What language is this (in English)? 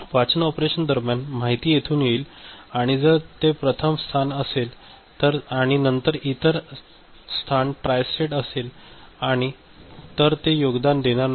Marathi